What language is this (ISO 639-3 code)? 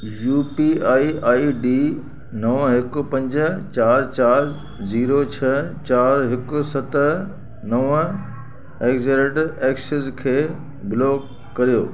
snd